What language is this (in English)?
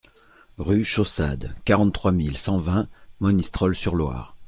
French